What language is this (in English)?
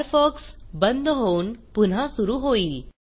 Marathi